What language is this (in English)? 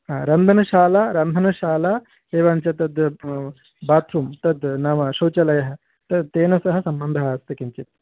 Sanskrit